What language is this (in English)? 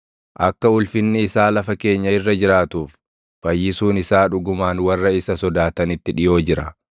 Oromo